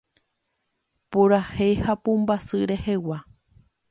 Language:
Guarani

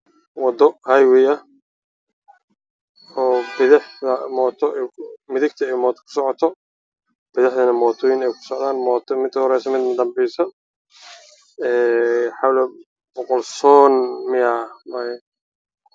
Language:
Somali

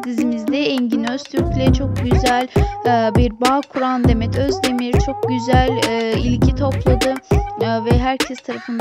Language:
Turkish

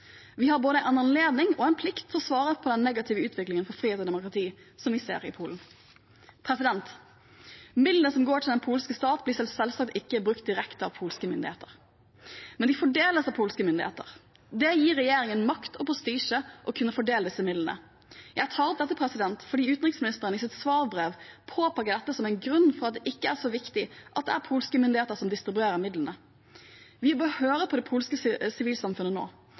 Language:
Norwegian Bokmål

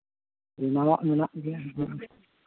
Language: Santali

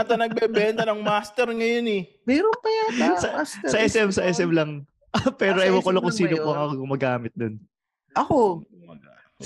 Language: Filipino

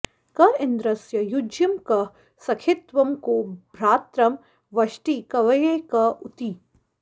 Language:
Sanskrit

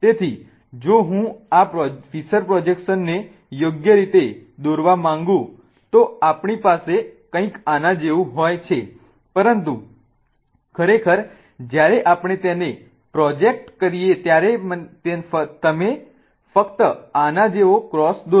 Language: Gujarati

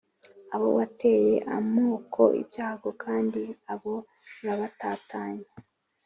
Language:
Kinyarwanda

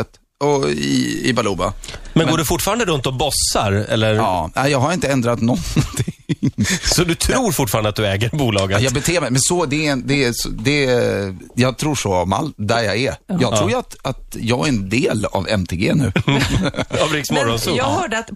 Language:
Swedish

